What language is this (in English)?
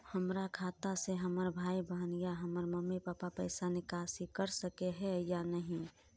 Magahi